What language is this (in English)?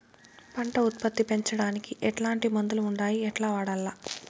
Telugu